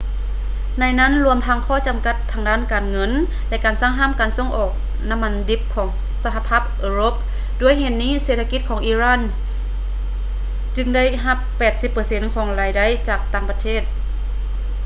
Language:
Lao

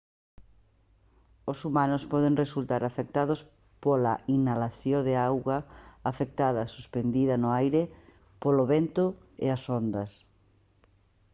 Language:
Galician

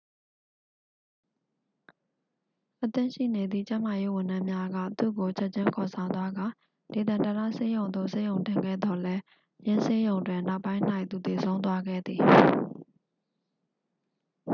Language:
Burmese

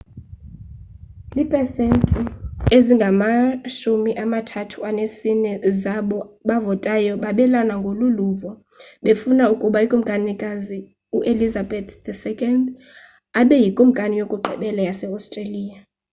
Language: Xhosa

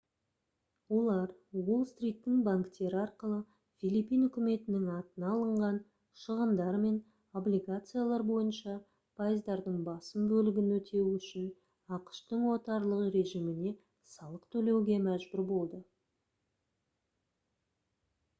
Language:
Kazakh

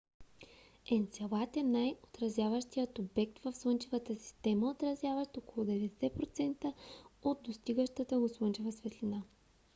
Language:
Bulgarian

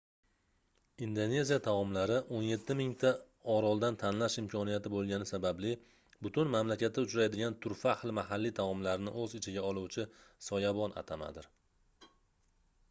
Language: Uzbek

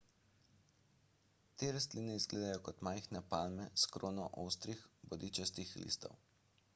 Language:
Slovenian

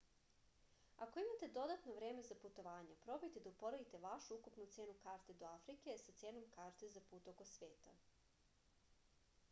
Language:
Serbian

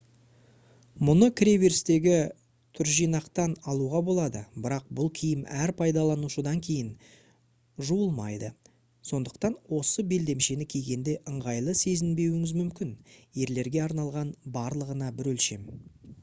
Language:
Kazakh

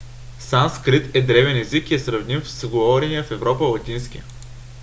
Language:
Bulgarian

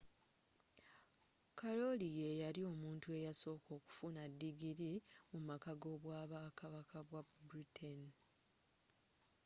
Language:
Ganda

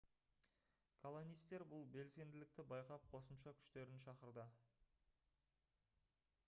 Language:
Kazakh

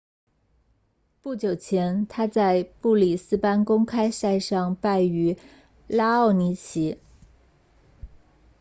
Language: Chinese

